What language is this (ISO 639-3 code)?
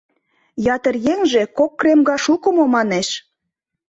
chm